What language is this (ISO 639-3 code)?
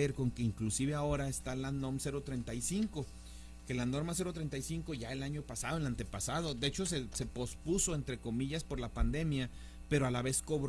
spa